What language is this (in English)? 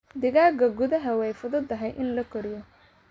Somali